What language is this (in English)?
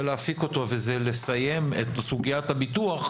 Hebrew